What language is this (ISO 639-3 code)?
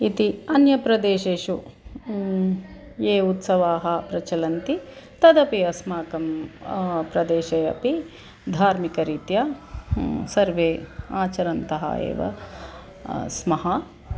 san